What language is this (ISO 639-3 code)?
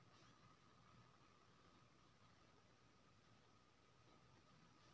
mai